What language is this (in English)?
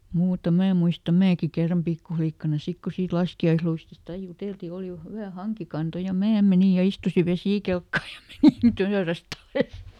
Finnish